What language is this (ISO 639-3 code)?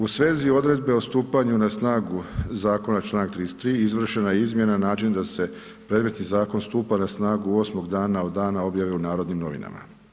hrv